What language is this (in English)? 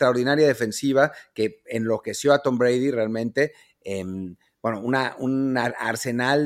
Spanish